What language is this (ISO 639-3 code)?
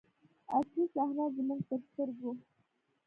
pus